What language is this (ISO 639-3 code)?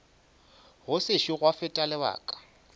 nso